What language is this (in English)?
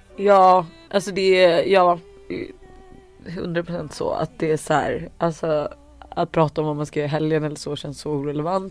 Swedish